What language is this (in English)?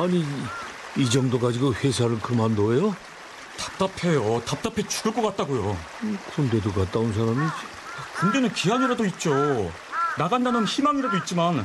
Korean